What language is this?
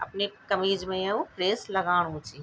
Garhwali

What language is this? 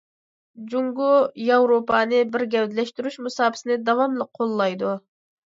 Uyghur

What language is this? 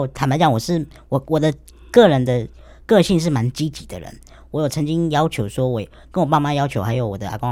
Chinese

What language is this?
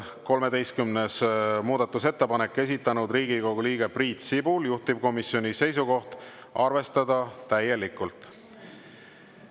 Estonian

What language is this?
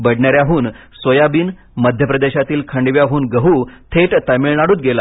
Marathi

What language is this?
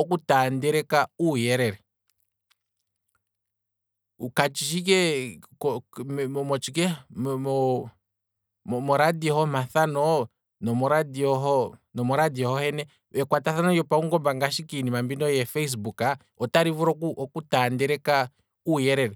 Kwambi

